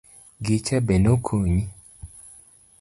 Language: Luo (Kenya and Tanzania)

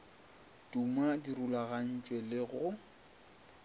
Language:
Northern Sotho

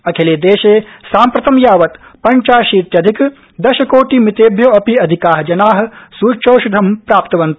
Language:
Sanskrit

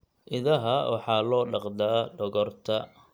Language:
Somali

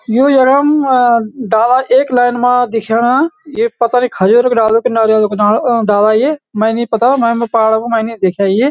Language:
Garhwali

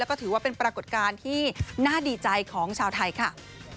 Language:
Thai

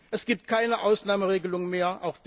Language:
German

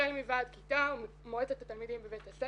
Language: Hebrew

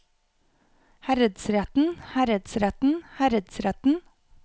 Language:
Norwegian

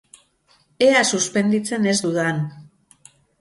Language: Basque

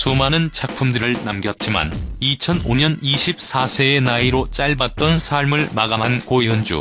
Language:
Korean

